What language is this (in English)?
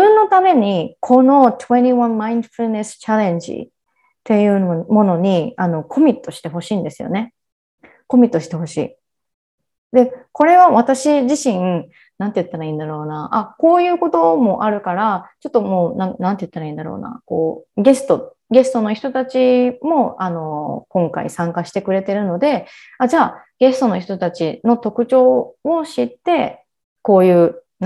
Japanese